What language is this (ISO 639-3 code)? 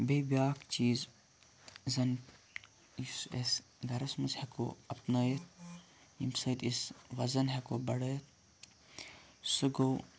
kas